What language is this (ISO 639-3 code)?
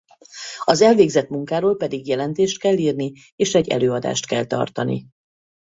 hun